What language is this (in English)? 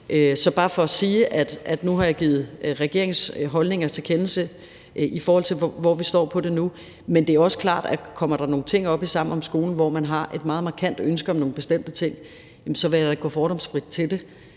Danish